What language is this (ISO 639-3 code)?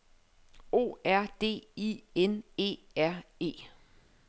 dan